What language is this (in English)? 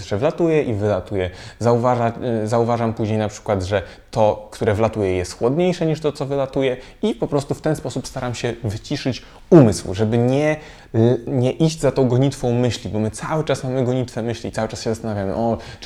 Polish